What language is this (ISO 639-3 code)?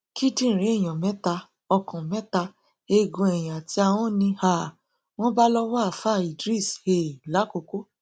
yor